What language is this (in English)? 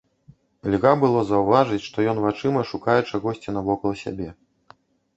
Belarusian